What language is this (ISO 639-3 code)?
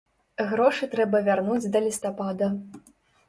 bel